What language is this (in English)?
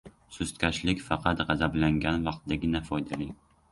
Uzbek